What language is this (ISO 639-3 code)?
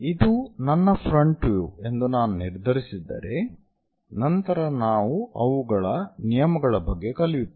kan